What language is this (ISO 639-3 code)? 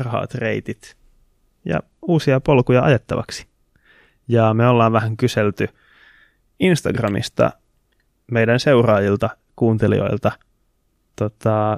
fin